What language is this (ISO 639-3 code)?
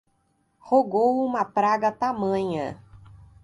por